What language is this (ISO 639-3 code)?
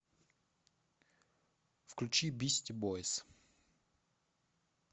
rus